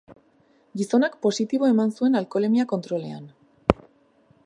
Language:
Basque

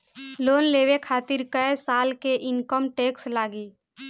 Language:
Bhojpuri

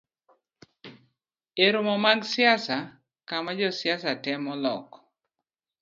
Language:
Luo (Kenya and Tanzania)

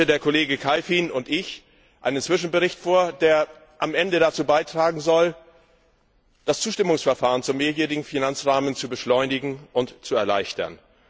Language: German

